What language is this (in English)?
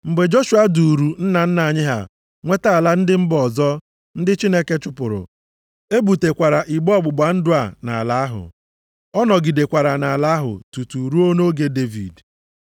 Igbo